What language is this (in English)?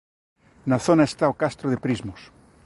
Galician